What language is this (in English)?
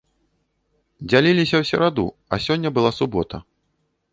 Belarusian